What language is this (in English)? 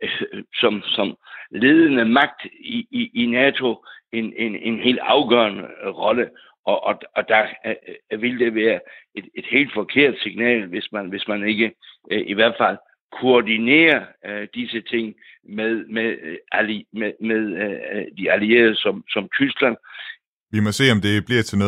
Danish